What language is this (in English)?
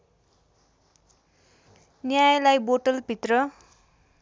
Nepali